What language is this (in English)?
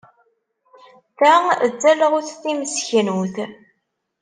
Kabyle